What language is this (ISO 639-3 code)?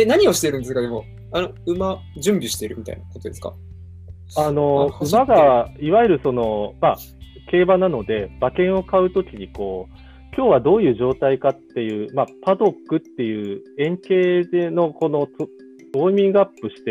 jpn